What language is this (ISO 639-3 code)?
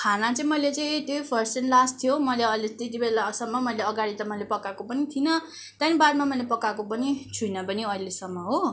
nep